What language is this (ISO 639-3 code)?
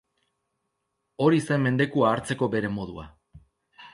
eus